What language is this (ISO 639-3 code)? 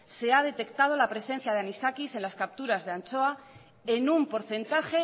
spa